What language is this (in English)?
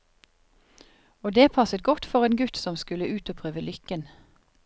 Norwegian